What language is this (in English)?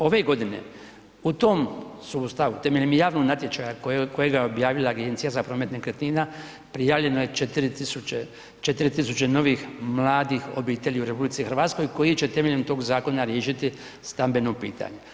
Croatian